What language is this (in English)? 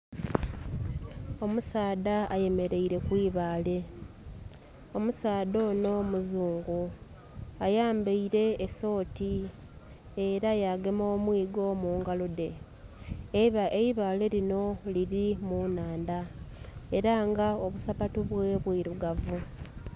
Soga